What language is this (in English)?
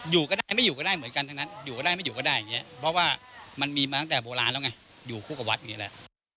Thai